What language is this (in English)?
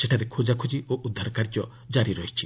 Odia